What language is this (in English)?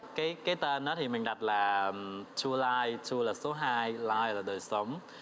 Vietnamese